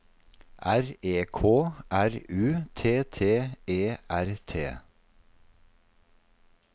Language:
Norwegian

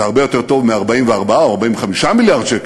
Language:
Hebrew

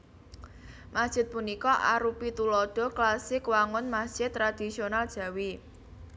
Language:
Javanese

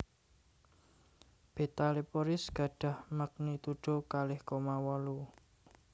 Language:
Javanese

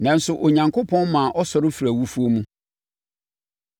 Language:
Akan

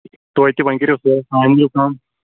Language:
Kashmiri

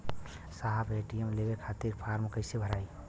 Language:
Bhojpuri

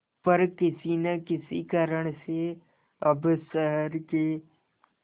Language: Hindi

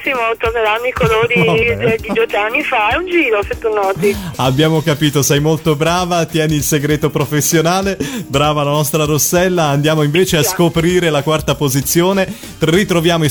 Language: Italian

